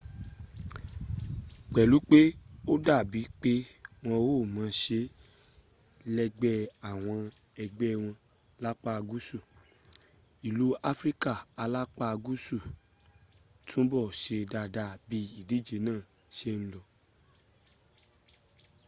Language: Yoruba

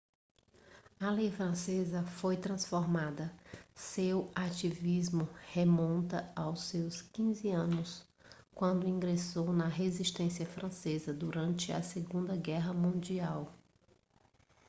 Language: Portuguese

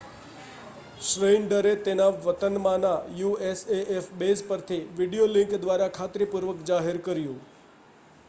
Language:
Gujarati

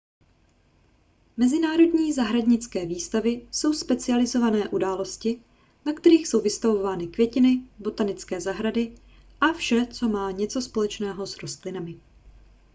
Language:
Czech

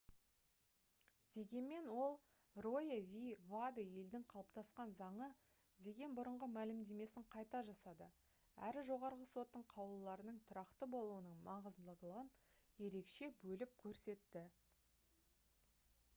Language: Kazakh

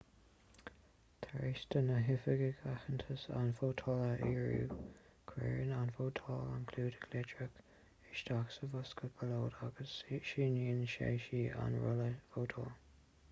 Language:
Irish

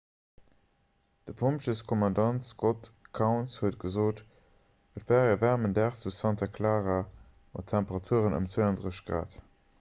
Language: Luxembourgish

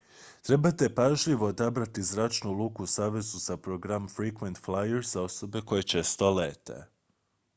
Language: Croatian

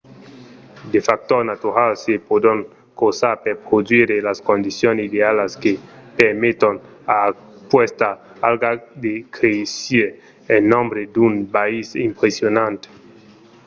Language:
Occitan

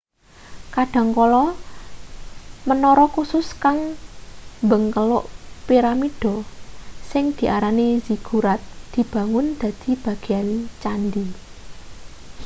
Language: Javanese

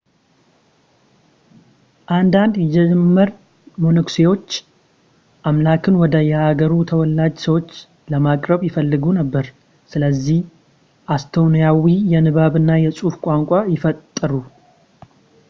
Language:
Amharic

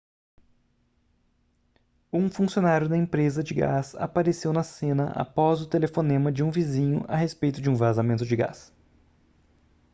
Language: Portuguese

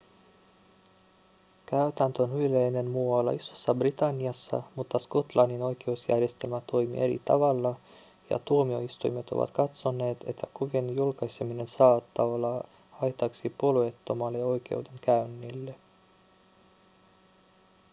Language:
Finnish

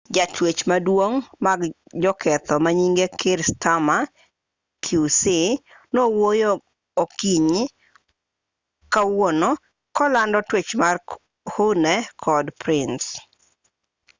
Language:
Luo (Kenya and Tanzania)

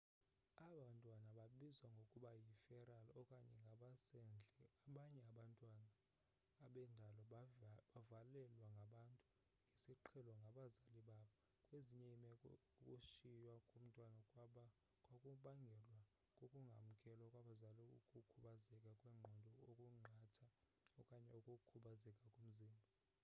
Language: Xhosa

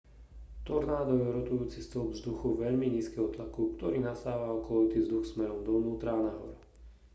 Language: Slovak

